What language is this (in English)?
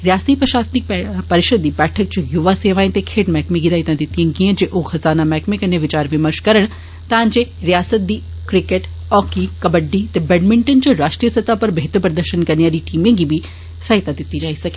Dogri